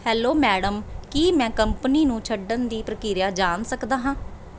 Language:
Punjabi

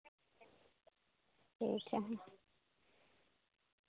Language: Santali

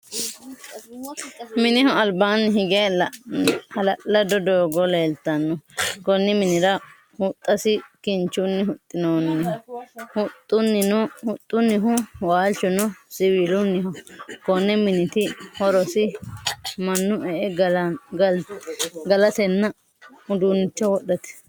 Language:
Sidamo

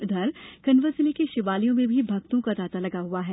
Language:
Hindi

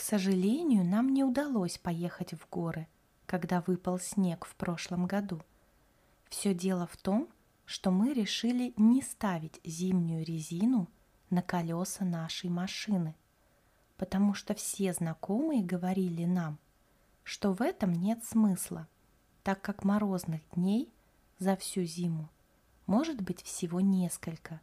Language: Russian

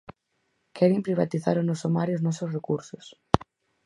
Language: Galician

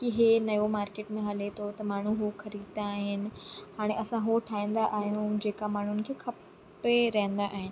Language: Sindhi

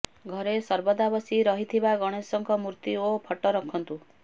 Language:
Odia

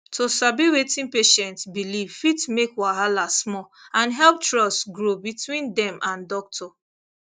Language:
Nigerian Pidgin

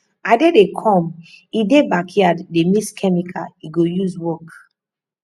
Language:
Nigerian Pidgin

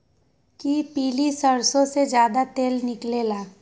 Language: Magahi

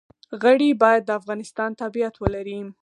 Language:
Pashto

